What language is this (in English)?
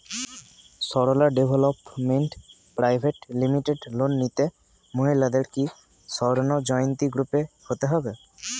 Bangla